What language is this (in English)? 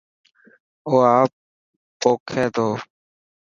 Dhatki